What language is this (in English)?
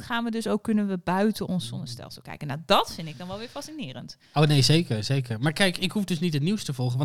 Dutch